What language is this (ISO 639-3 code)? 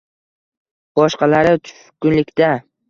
uzb